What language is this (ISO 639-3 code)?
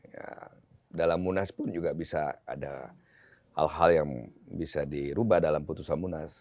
ind